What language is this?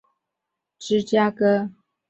Chinese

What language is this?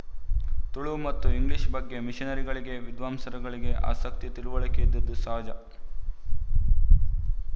Kannada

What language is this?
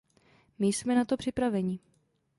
Czech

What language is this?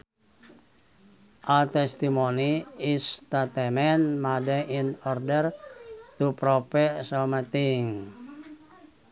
Sundanese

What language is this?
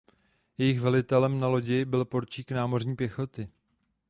Czech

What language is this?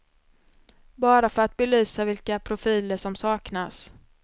Swedish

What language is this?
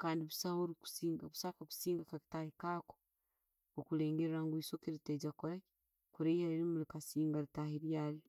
Tooro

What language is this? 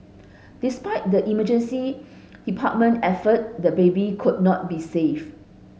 English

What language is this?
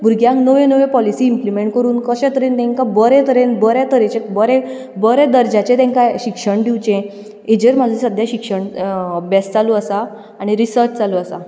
Konkani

